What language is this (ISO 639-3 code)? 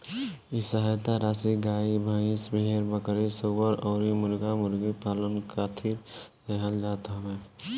bho